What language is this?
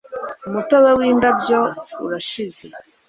Kinyarwanda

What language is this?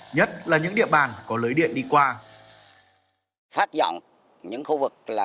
Vietnamese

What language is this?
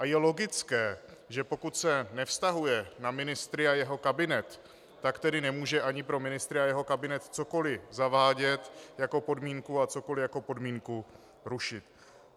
Czech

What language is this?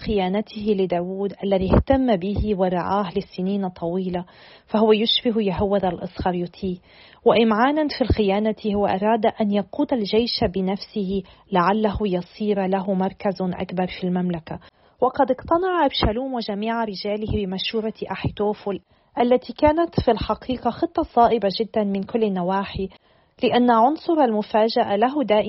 Arabic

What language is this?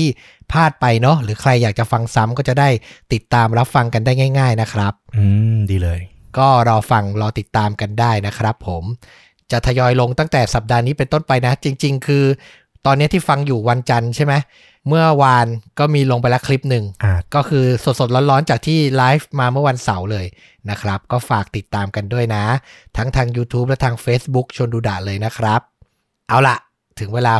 Thai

